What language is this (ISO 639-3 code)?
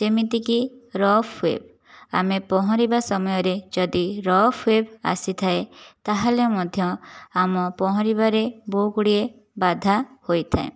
ori